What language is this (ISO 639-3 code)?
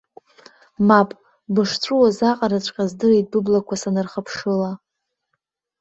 abk